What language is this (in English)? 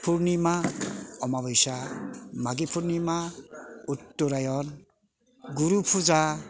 Bodo